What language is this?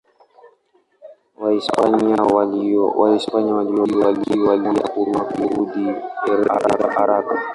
Swahili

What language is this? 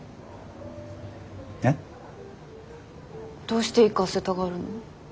Japanese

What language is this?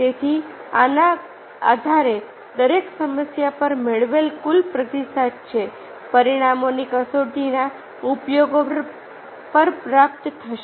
Gujarati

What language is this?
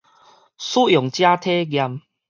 Min Nan Chinese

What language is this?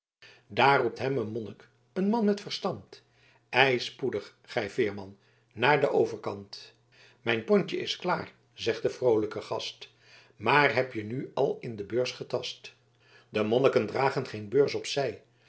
Dutch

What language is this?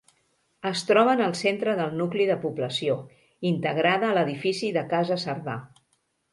Catalan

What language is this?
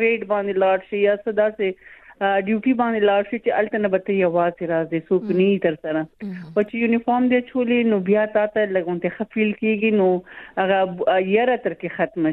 Urdu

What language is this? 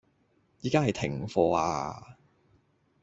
Cantonese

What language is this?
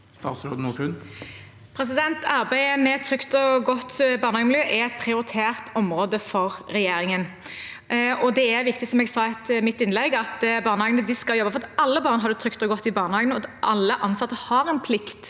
Norwegian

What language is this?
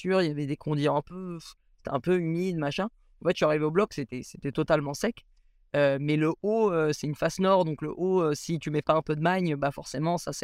French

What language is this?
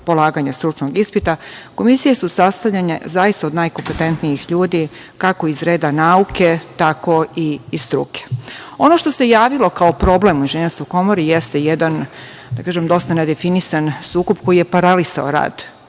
Serbian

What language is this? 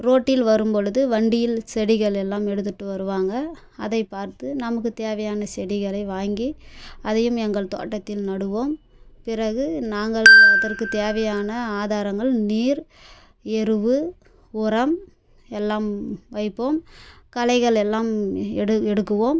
Tamil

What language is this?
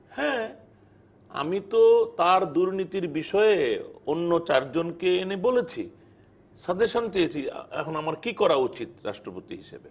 Bangla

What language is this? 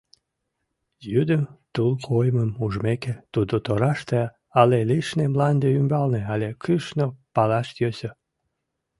Mari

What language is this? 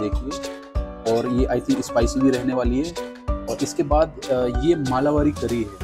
Hindi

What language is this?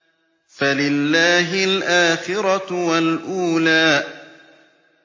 Arabic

